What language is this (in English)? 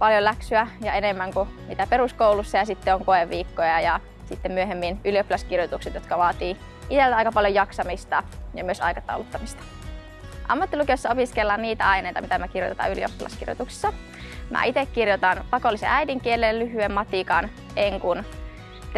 Finnish